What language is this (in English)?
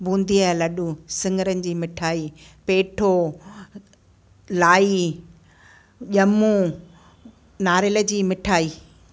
Sindhi